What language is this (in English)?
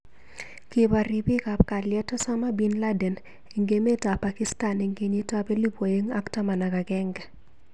Kalenjin